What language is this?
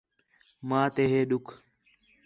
Khetrani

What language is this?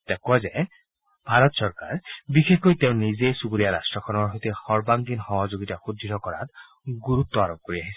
Assamese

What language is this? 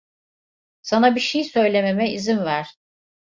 Turkish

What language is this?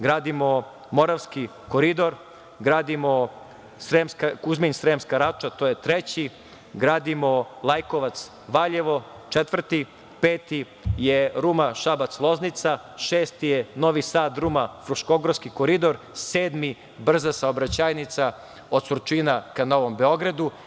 Serbian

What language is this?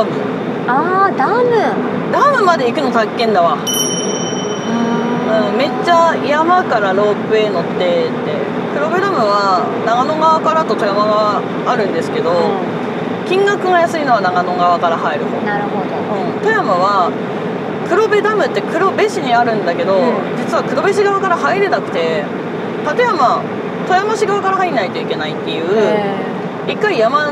Japanese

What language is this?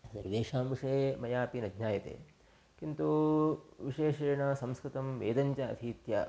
Sanskrit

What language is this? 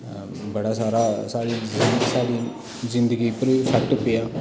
Dogri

